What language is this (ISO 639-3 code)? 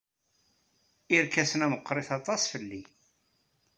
kab